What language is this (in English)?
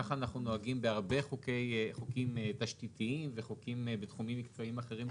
Hebrew